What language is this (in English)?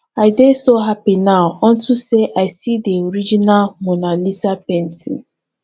Nigerian Pidgin